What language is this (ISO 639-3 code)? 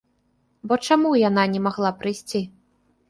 bel